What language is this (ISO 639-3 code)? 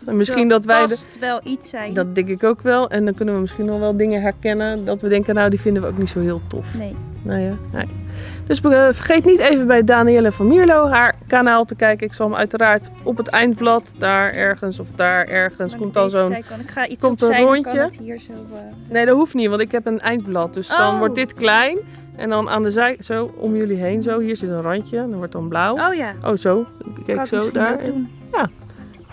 nld